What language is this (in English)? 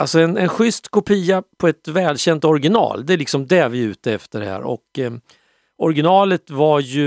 Swedish